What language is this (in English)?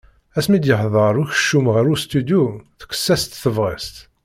Kabyle